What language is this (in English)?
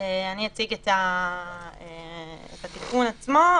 Hebrew